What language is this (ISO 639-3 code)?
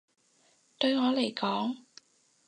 yue